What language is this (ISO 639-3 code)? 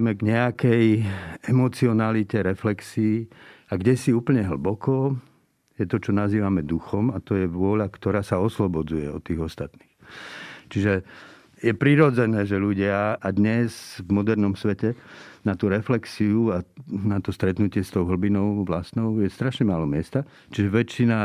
slk